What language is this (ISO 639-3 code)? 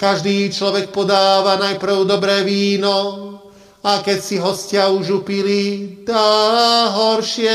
slk